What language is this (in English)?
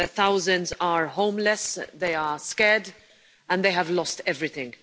English